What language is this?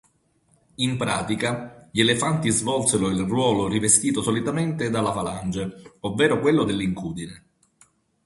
Italian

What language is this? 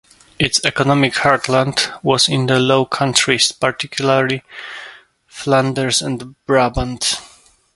English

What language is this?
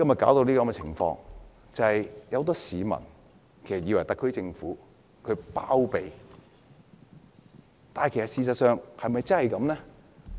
Cantonese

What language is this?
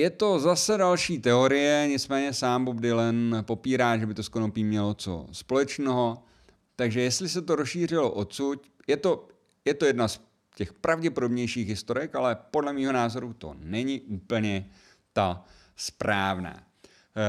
Czech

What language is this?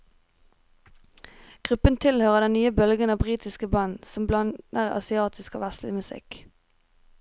Norwegian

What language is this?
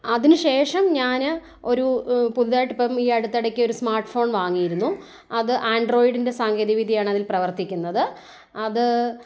Malayalam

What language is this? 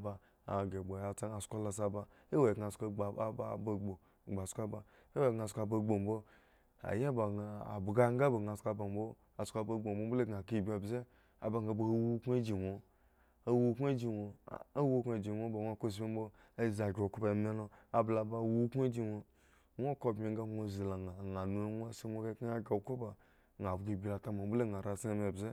Eggon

